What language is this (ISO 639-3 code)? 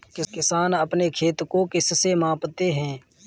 hin